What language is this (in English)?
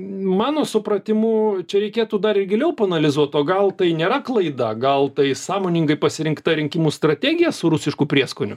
Lithuanian